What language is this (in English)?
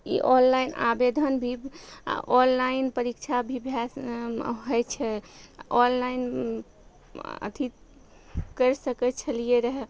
Maithili